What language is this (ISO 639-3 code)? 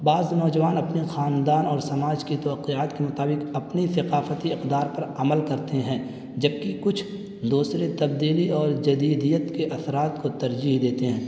urd